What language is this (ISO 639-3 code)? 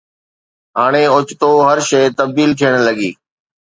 snd